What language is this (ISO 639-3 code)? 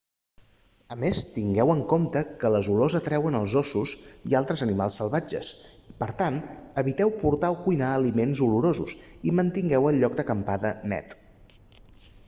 cat